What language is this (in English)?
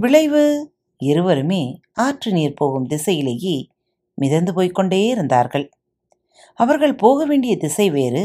Tamil